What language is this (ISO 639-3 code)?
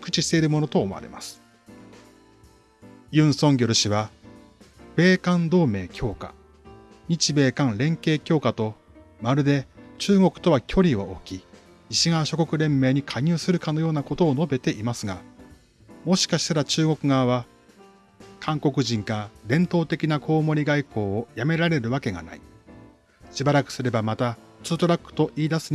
jpn